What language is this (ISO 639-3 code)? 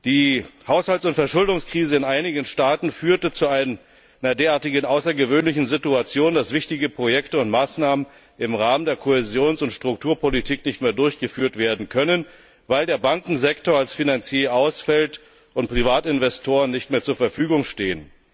deu